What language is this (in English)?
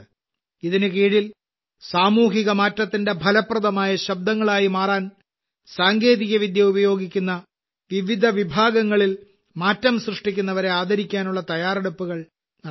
Malayalam